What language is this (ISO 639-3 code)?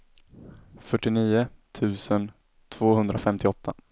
swe